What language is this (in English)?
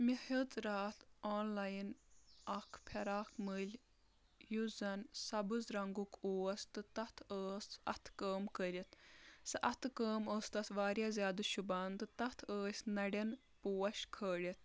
Kashmiri